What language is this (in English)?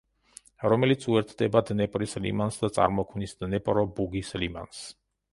Georgian